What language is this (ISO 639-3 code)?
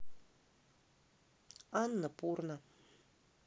rus